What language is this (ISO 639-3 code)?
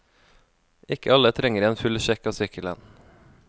nor